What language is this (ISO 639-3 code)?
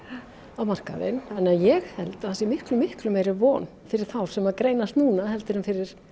isl